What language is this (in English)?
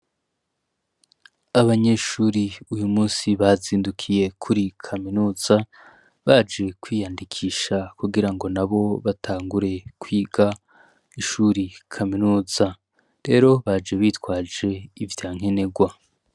Rundi